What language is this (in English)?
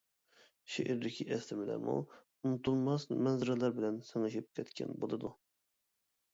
Uyghur